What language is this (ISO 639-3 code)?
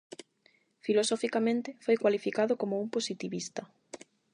glg